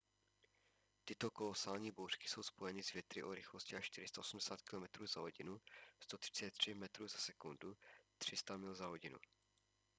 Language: Czech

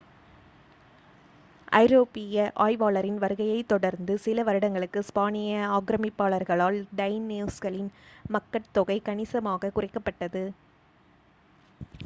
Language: Tamil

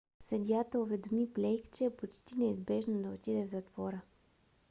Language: Bulgarian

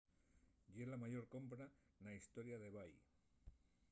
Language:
Asturian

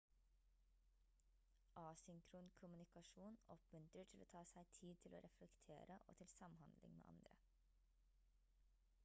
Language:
Norwegian Bokmål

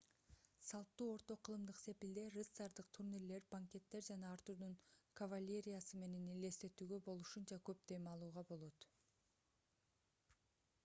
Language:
Kyrgyz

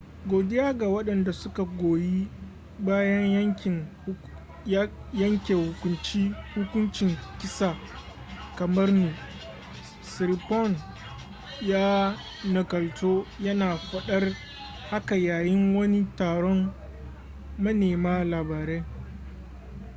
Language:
Hausa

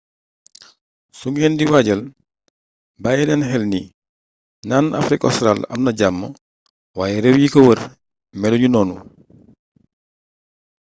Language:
Wolof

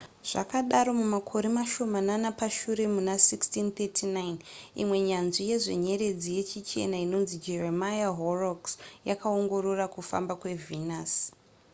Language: Shona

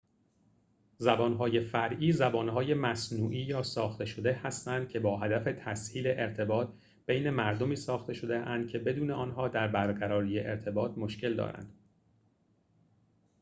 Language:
Persian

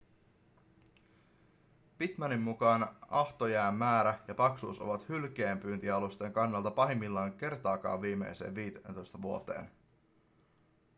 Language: Finnish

